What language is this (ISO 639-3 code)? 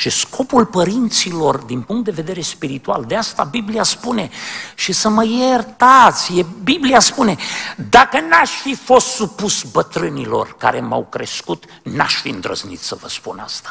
ron